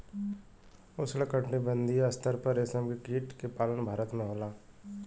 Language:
Bhojpuri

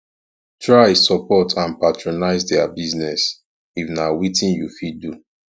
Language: Nigerian Pidgin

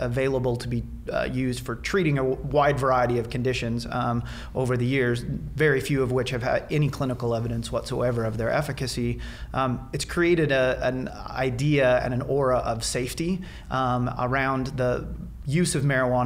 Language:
English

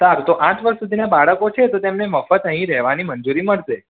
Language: Gujarati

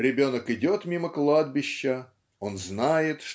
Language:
Russian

